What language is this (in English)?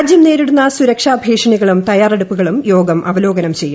Malayalam